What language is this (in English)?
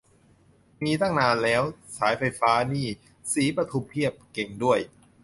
Thai